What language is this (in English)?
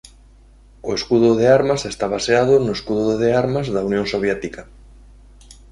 Galician